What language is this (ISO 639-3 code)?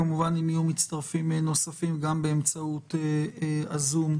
heb